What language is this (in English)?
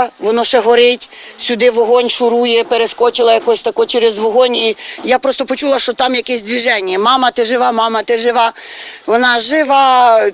Ukrainian